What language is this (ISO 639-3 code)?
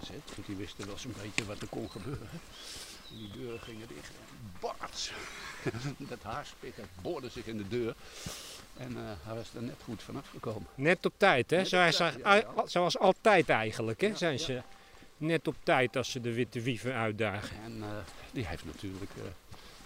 nld